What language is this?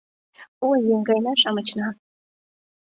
Mari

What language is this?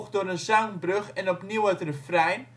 Dutch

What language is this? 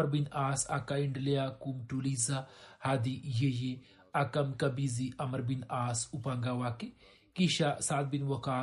Swahili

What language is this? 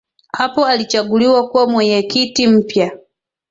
Swahili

